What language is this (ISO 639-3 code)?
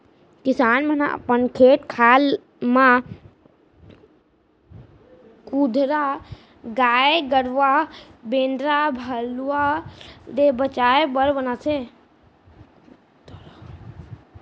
hne